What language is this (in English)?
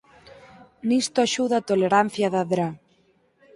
Galician